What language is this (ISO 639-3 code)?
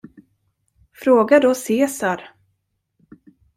swe